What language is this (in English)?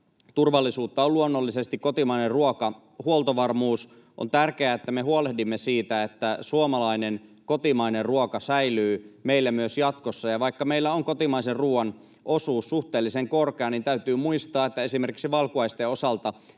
Finnish